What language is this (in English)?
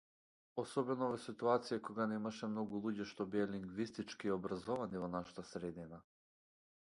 Macedonian